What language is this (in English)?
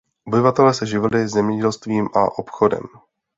Czech